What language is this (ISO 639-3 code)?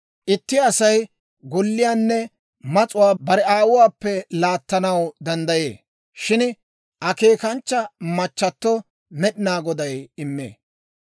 dwr